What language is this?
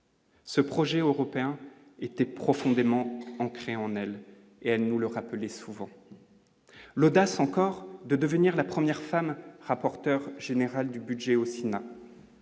French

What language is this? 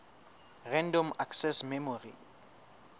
Southern Sotho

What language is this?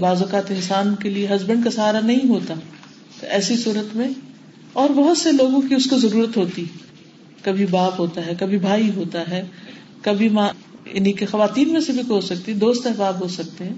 Urdu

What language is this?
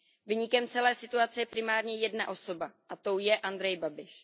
Czech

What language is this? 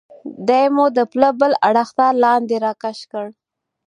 Pashto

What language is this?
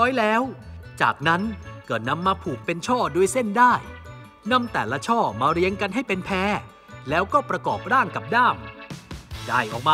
Thai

